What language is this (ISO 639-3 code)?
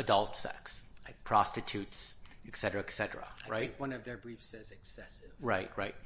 eng